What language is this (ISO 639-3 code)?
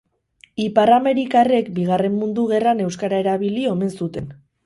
eus